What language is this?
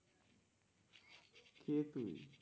Bangla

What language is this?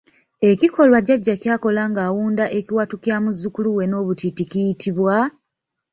Ganda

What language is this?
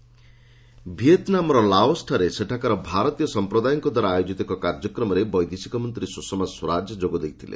Odia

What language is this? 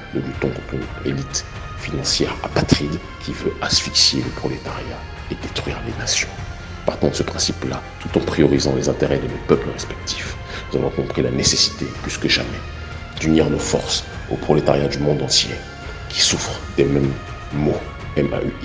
French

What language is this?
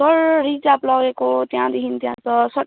Nepali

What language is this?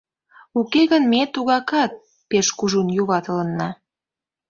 Mari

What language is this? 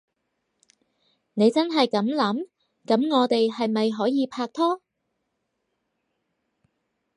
Cantonese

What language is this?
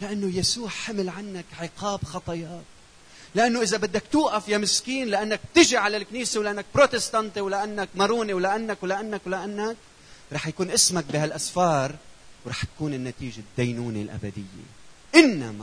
Arabic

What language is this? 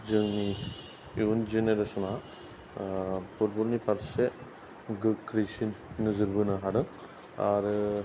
Bodo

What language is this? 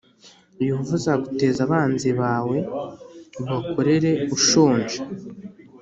Kinyarwanda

